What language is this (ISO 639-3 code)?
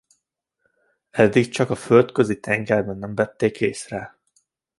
hun